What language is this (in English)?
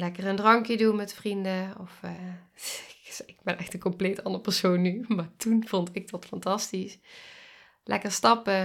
Dutch